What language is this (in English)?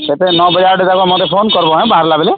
Odia